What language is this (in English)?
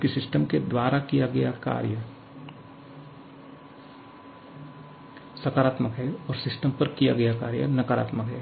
Hindi